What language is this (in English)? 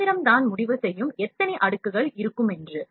Tamil